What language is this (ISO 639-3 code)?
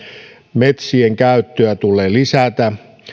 fin